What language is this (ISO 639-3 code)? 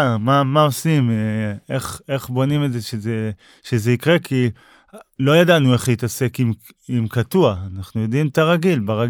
heb